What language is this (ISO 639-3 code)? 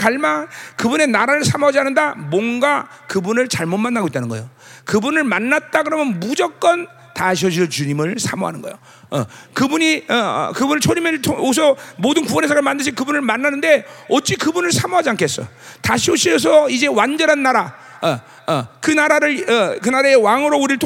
kor